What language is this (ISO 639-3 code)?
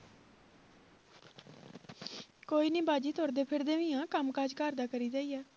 pan